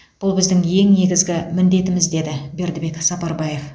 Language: Kazakh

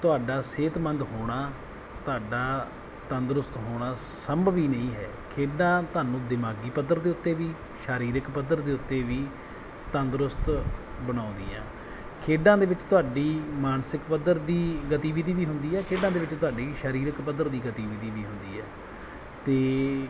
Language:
Punjabi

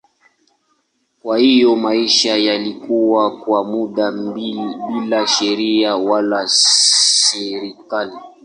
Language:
Swahili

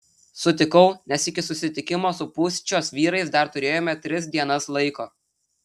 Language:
Lithuanian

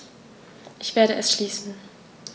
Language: German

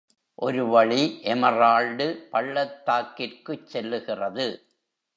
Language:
Tamil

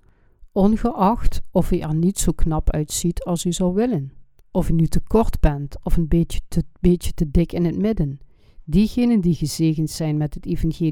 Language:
Dutch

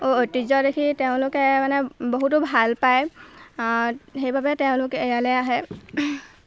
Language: Assamese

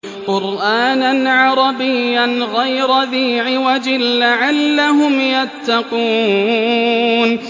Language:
Arabic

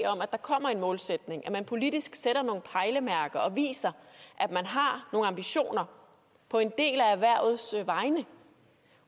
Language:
Danish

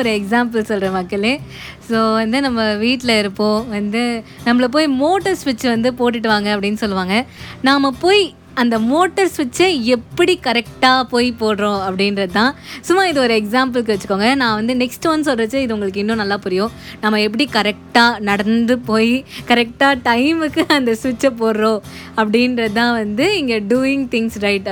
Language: Tamil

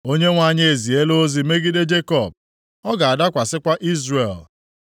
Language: Igbo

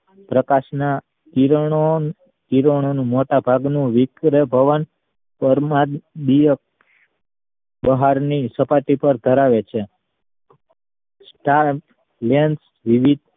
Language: Gujarati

